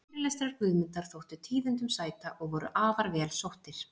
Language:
Icelandic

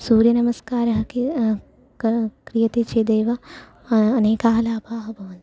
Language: Sanskrit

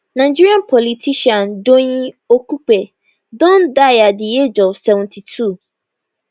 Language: Nigerian Pidgin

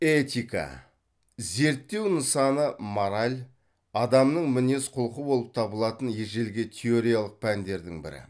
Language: Kazakh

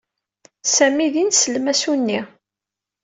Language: Kabyle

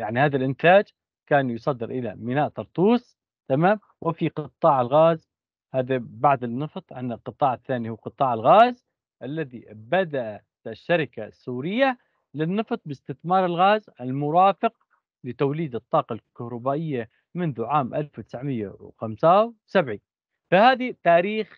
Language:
Arabic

